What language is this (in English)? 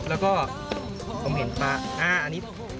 Thai